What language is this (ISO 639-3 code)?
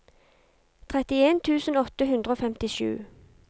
nor